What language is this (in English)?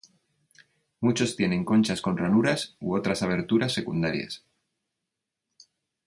Spanish